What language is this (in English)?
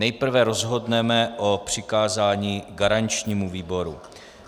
Czech